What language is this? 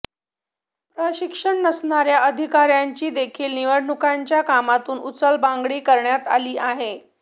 Marathi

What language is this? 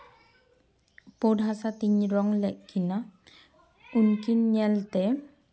Santali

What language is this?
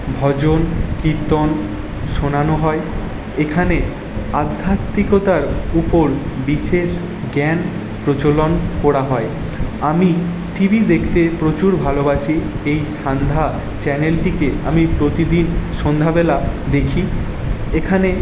Bangla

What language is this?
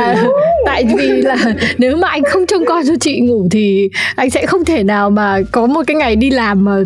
Vietnamese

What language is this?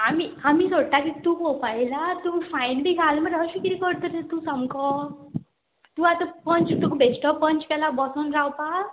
Konkani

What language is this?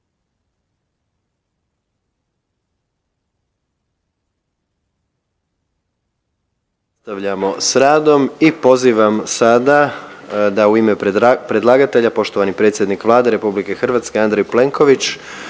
Croatian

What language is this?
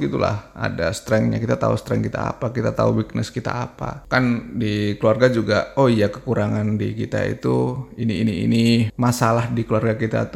Indonesian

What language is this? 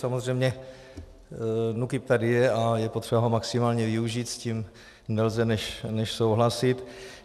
Czech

